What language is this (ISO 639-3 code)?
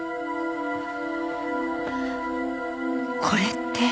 jpn